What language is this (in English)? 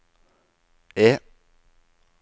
Norwegian